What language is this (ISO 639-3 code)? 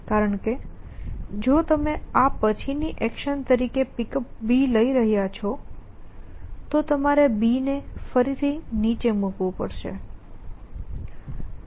guj